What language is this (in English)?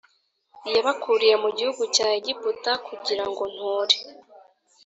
Kinyarwanda